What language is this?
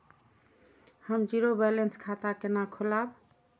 Maithili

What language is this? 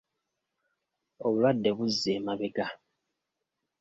Ganda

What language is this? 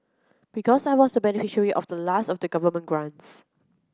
English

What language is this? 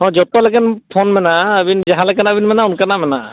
Santali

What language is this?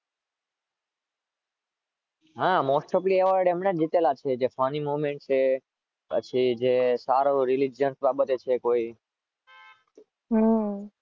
Gujarati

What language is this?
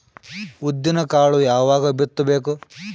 Kannada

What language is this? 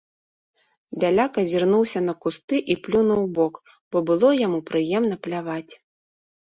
Belarusian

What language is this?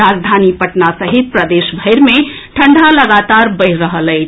Maithili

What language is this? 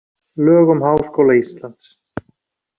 Icelandic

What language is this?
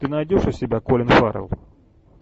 Russian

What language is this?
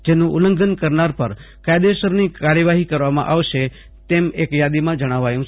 Gujarati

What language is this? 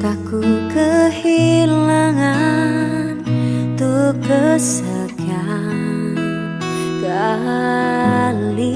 Indonesian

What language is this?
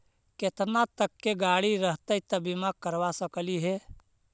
Magahi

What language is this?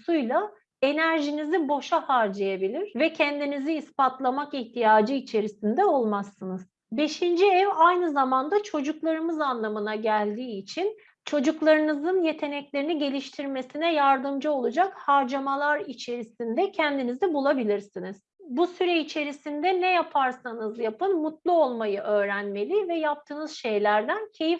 Turkish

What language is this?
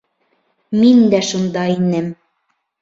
Bashkir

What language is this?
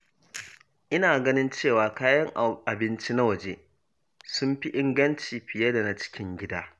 Hausa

